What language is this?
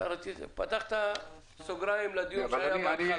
Hebrew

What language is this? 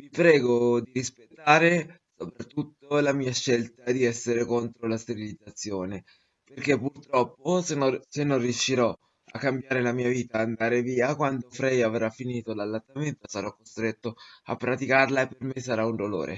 Italian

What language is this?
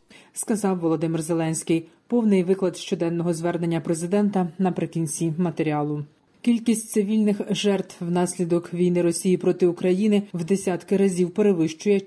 Ukrainian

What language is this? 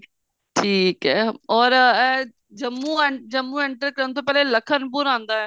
Punjabi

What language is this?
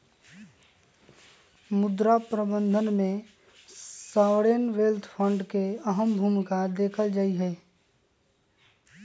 Magahi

